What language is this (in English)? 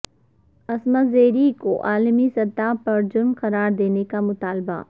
Urdu